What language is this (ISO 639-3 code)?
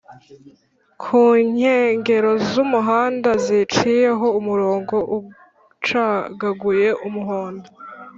kin